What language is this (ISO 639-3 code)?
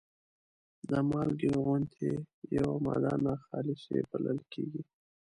pus